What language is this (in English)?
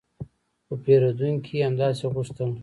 Pashto